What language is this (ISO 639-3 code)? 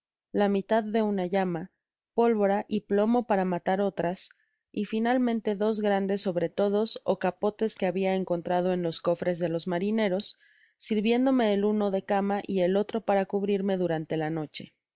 spa